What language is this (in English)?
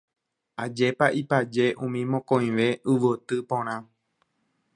Guarani